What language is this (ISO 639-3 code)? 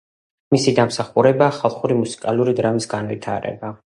kat